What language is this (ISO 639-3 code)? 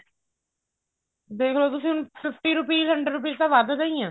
pan